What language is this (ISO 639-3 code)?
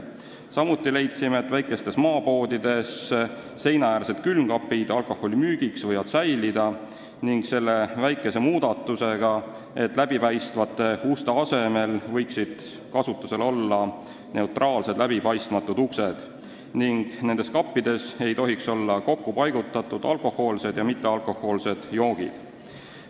est